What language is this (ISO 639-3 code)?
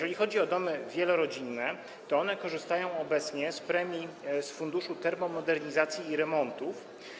pol